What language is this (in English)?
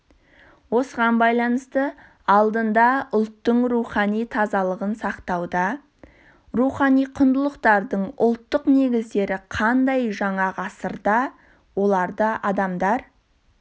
Kazakh